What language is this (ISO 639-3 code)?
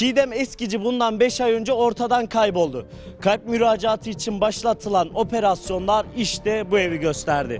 tur